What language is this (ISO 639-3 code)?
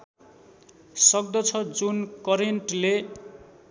nep